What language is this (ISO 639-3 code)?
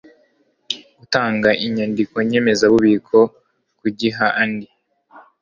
kin